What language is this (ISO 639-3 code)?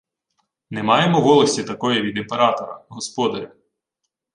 ukr